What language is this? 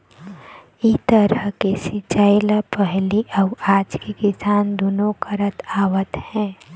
Chhattisgarhi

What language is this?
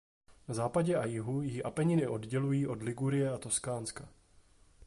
Czech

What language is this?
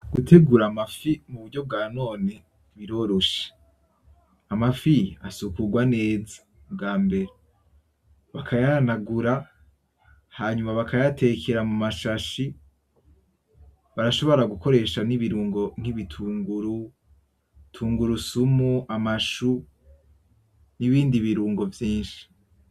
Rundi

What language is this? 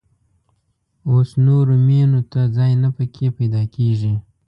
Pashto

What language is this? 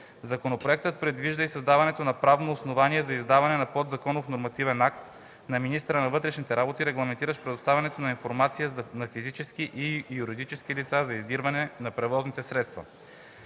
Bulgarian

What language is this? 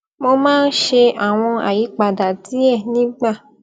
Yoruba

